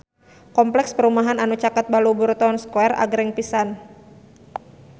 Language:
Sundanese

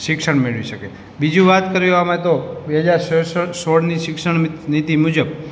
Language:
Gujarati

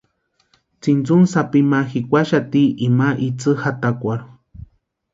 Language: Western Highland Purepecha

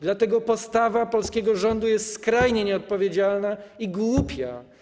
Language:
Polish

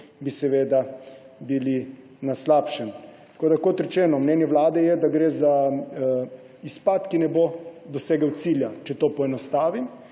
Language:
Slovenian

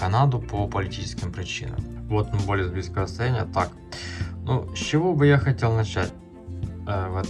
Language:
Russian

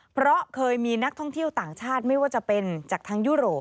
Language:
Thai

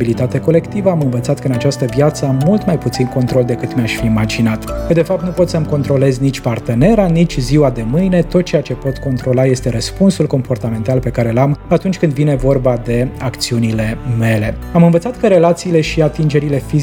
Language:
Romanian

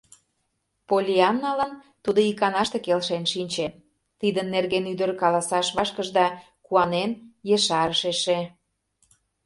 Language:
Mari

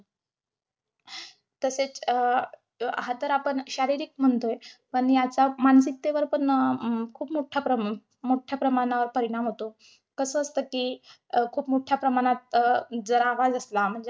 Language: Marathi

